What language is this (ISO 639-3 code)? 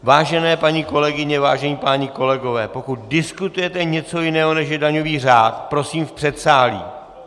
ces